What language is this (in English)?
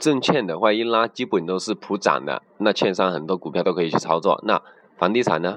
Chinese